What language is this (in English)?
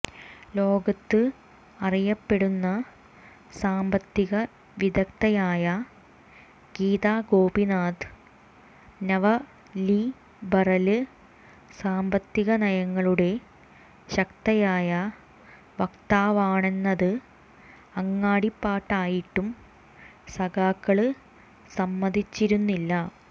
Malayalam